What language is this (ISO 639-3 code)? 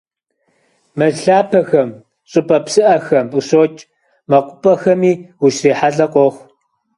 kbd